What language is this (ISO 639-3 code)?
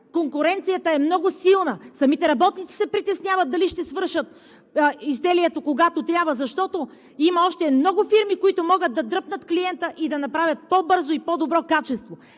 bul